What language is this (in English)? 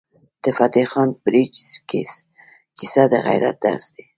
Pashto